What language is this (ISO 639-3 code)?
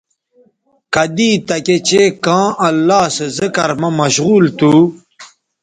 btv